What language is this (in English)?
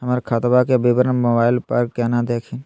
Magahi